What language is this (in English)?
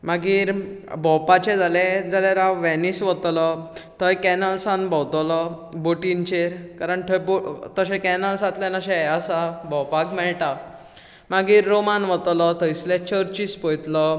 Konkani